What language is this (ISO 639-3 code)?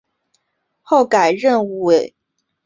zho